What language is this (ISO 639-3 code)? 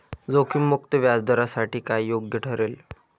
mar